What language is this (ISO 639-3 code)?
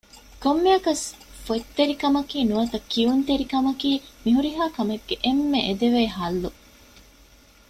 div